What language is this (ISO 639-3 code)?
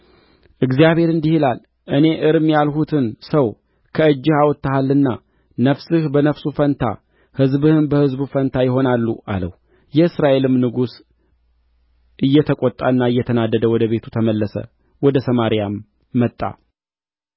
amh